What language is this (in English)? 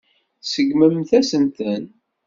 Kabyle